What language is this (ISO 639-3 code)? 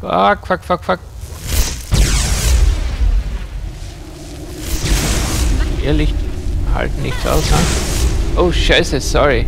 deu